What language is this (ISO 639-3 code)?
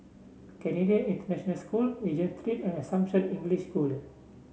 eng